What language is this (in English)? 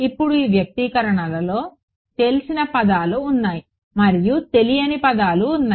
Telugu